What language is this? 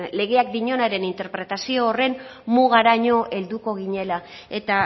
Basque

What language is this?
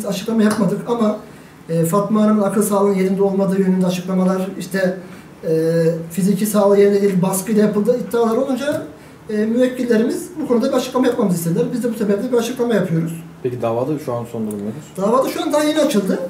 Turkish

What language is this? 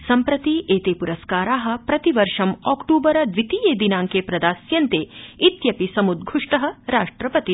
Sanskrit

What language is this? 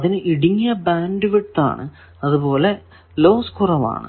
Malayalam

